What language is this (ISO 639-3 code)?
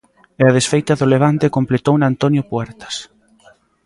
glg